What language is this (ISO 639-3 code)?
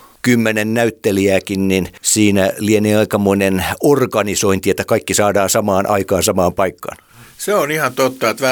fin